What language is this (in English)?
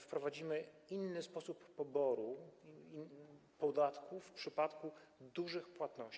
Polish